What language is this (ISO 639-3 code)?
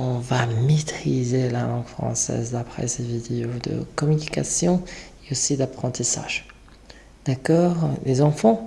fra